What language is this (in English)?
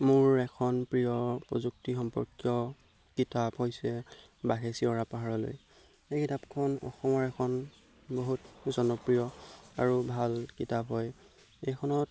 Assamese